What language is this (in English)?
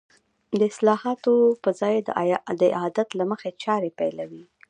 Pashto